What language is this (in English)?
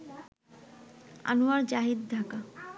Bangla